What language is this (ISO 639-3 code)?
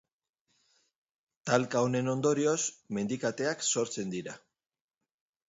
eus